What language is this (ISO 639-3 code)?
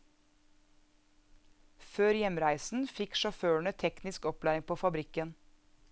nor